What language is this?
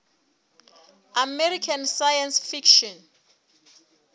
Southern Sotho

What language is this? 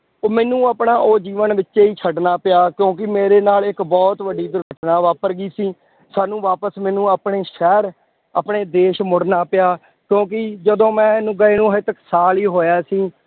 Punjabi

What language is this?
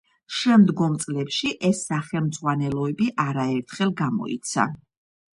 Georgian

